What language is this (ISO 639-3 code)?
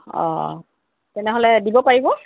asm